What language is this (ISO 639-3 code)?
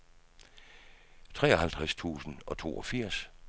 dan